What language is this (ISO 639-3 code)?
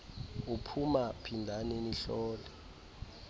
xho